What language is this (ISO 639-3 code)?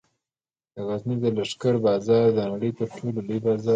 pus